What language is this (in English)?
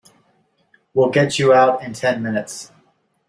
English